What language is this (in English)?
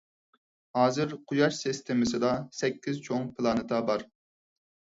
Uyghur